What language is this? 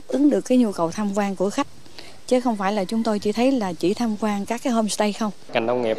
Vietnamese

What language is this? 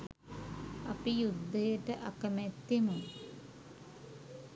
Sinhala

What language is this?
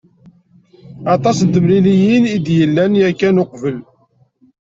Kabyle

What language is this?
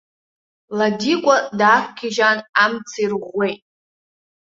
Abkhazian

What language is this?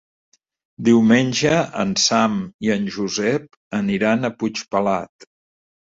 Catalan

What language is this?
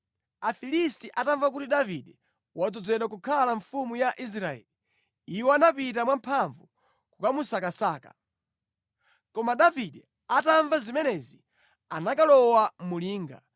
Nyanja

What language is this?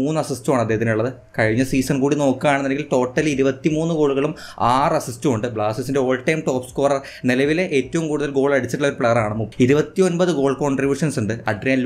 Malayalam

